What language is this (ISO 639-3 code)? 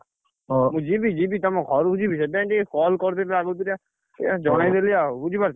ori